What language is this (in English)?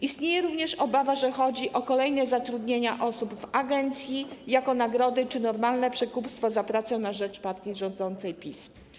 Polish